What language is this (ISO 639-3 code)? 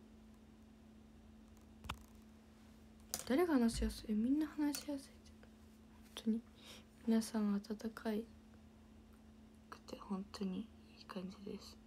jpn